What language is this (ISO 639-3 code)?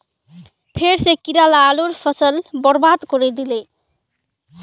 mag